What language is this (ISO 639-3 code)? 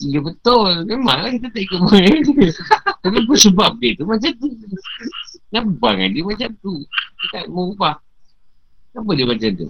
msa